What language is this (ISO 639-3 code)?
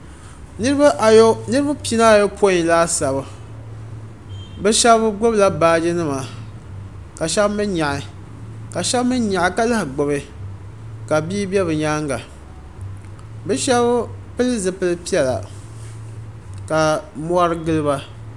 dag